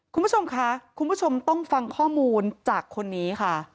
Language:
Thai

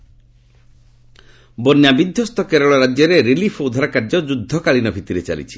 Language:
Odia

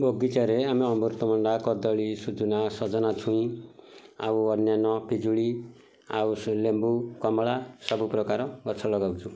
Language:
Odia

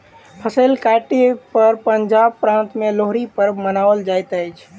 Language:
Maithili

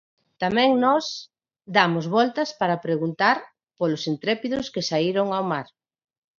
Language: Galician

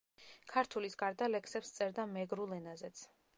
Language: Georgian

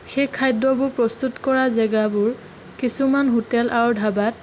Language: Assamese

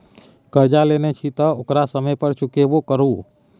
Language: Maithili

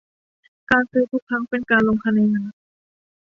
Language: Thai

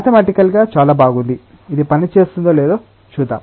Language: Telugu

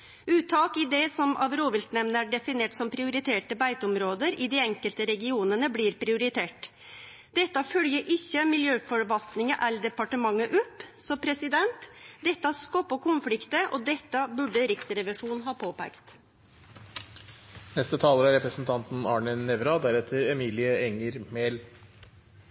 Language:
Norwegian Nynorsk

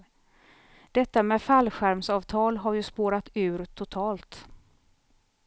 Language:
Swedish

